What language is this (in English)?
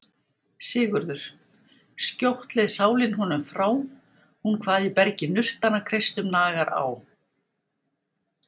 Icelandic